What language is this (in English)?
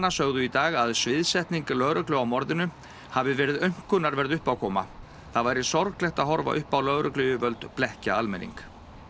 Icelandic